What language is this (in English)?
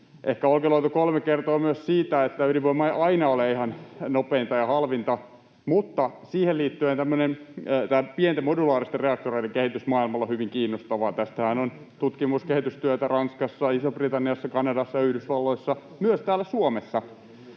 Finnish